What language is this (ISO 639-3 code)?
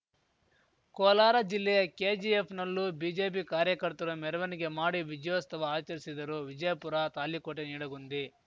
kan